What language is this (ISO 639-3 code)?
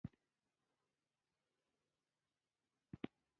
pus